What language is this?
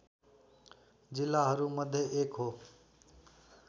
Nepali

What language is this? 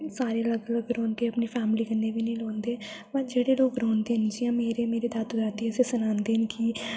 Dogri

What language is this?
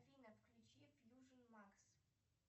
Russian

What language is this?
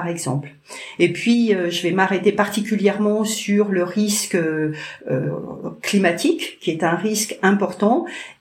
French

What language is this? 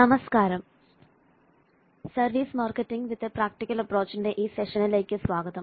Malayalam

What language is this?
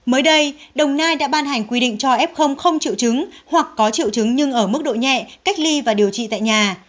Vietnamese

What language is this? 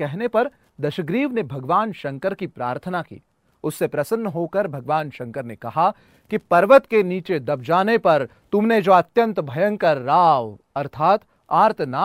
Hindi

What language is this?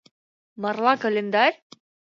Mari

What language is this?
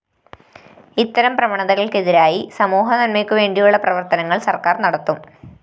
Malayalam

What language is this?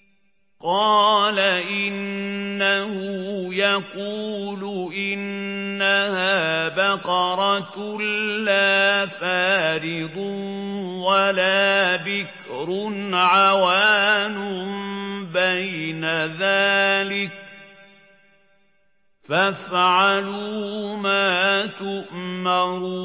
Arabic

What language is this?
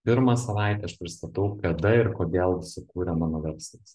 Lithuanian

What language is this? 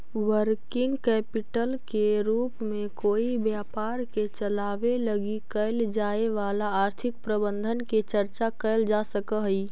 Magahi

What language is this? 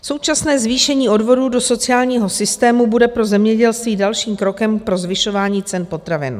Czech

